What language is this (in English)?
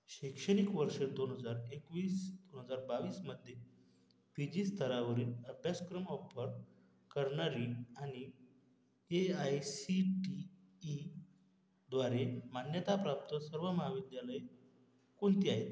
Marathi